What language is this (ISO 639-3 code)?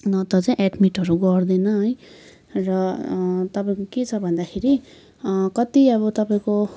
nep